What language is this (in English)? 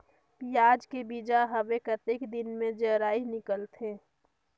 Chhattisgarhi